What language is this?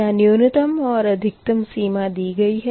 Hindi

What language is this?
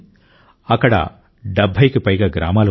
Telugu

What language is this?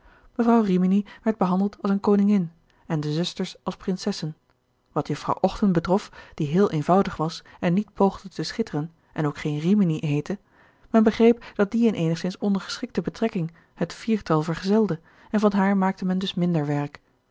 Dutch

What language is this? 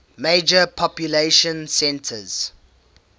English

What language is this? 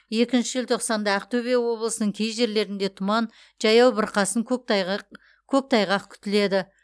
Kazakh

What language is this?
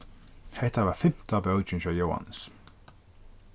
Faroese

